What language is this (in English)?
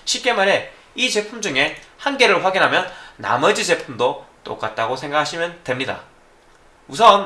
Korean